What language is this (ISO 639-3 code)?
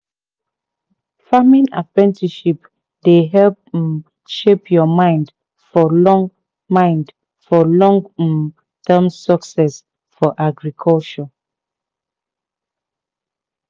pcm